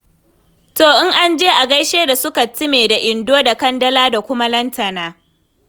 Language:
Hausa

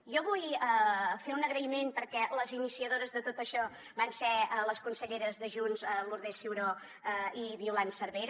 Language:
Catalan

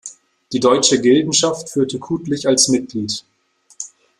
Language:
German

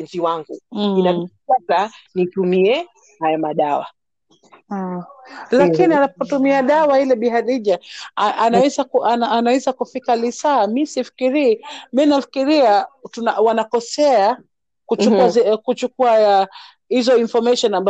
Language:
Swahili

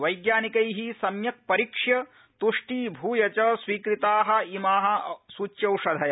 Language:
Sanskrit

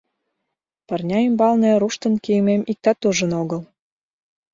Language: Mari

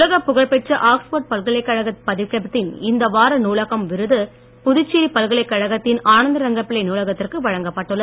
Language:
Tamil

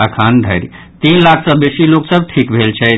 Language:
Maithili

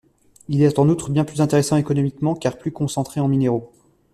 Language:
French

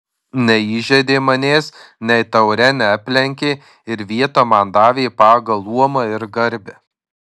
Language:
Lithuanian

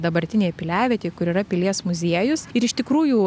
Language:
Lithuanian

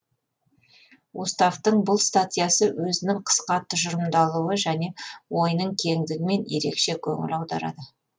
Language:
Kazakh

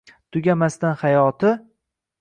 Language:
Uzbek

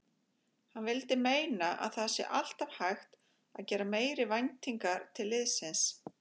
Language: Icelandic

